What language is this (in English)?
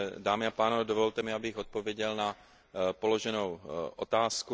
Czech